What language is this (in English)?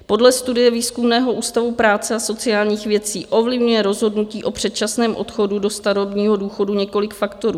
Czech